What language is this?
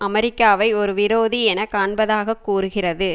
Tamil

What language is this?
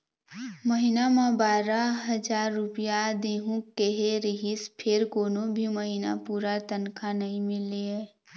Chhattisgarhi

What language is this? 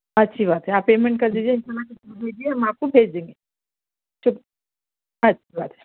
Urdu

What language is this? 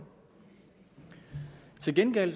Danish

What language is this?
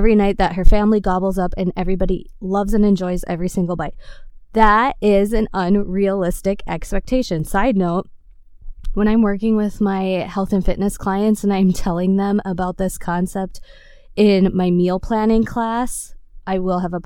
English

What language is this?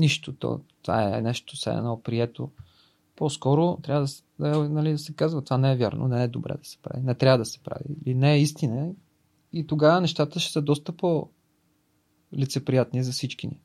Bulgarian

